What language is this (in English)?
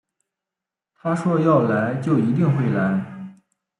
Chinese